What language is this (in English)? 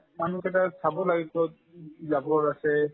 Assamese